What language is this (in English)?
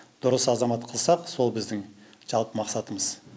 Kazakh